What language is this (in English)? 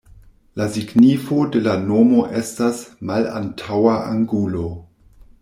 Esperanto